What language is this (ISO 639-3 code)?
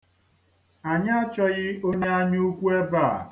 ibo